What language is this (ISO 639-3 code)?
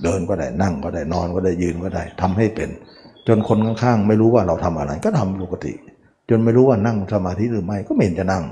tha